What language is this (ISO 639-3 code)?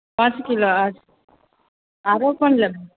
mai